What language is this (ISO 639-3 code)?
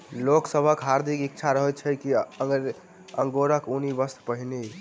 mai